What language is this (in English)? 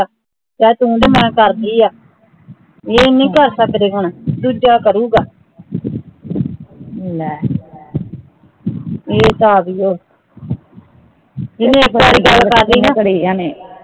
Punjabi